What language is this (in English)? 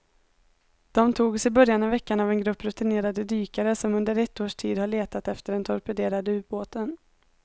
Swedish